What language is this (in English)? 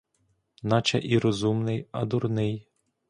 Ukrainian